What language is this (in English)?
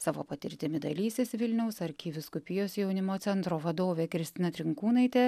Lithuanian